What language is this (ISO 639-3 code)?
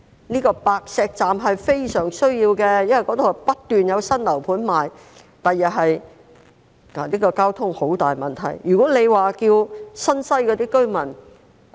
yue